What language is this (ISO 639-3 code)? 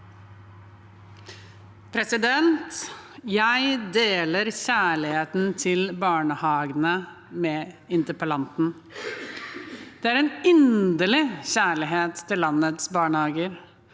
nor